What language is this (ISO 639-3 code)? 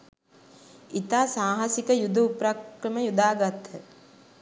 sin